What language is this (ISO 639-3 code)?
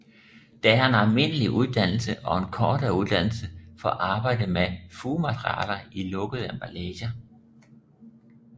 dan